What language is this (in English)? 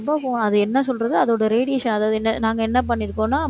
Tamil